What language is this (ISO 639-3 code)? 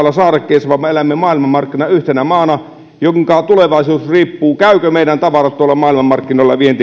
fin